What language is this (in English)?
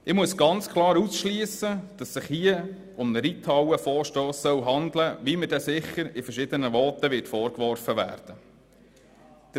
Swiss German